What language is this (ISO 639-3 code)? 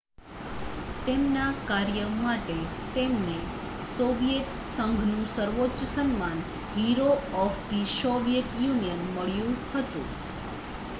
guj